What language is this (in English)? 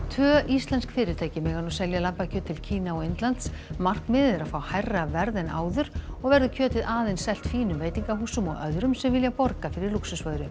Icelandic